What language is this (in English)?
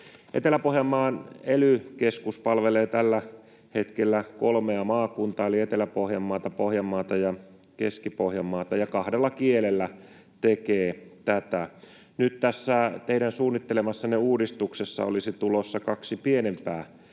Finnish